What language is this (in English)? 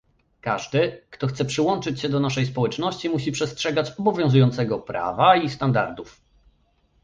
Polish